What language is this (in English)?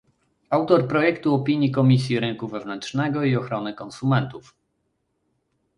Polish